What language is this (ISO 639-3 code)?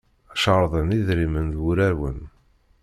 kab